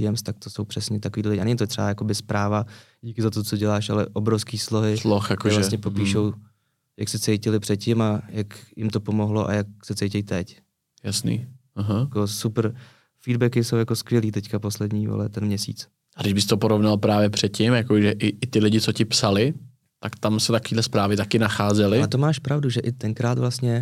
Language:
Czech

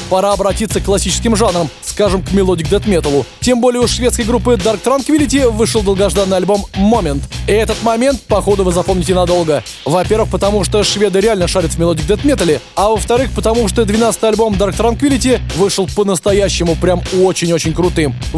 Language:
Russian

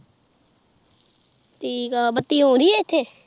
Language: Punjabi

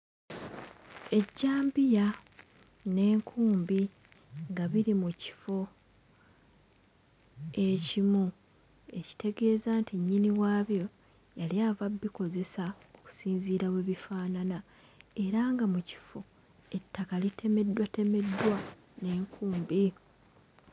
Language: Ganda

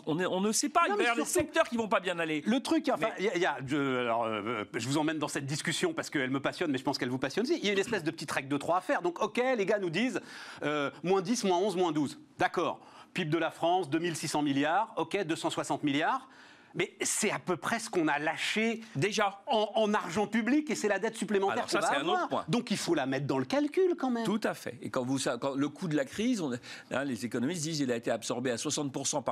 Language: French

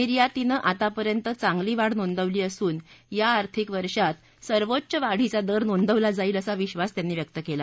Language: Marathi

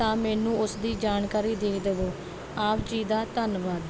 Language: Punjabi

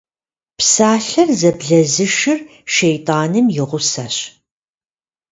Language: Kabardian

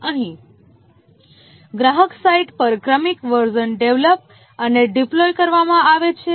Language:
Gujarati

